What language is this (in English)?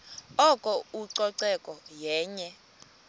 Xhosa